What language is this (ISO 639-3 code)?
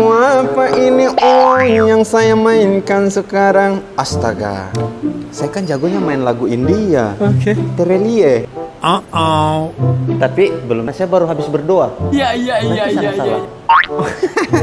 ind